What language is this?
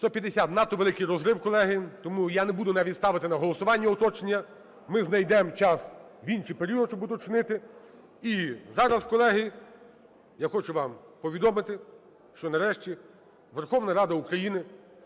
Ukrainian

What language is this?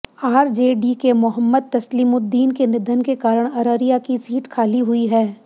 Hindi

